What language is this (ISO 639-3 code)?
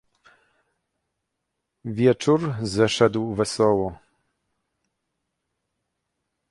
pol